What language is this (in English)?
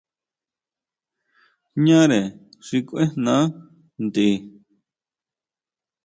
Huautla Mazatec